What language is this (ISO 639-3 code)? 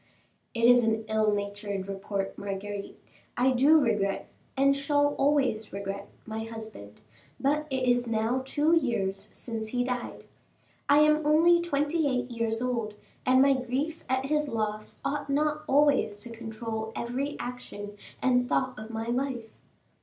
eng